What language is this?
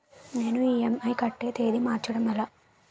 Telugu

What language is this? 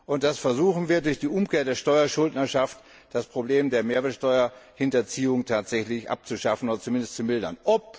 German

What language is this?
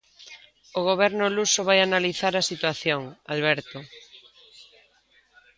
Galician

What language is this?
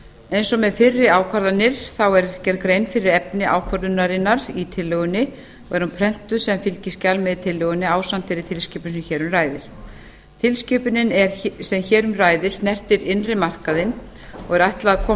Icelandic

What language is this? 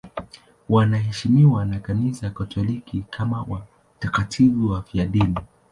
Swahili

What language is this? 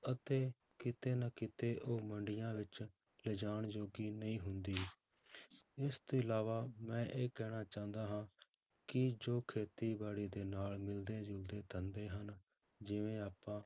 Punjabi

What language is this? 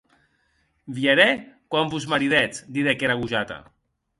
Occitan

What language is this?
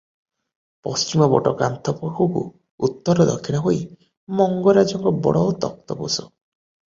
Odia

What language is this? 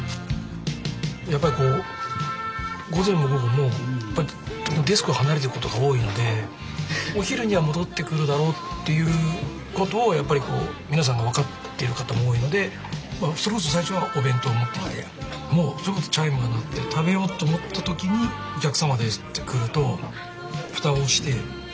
Japanese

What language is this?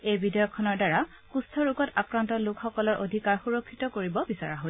Assamese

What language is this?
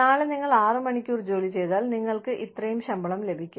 Malayalam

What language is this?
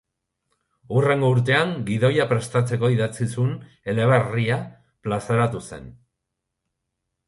Basque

